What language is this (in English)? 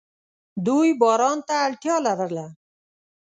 Pashto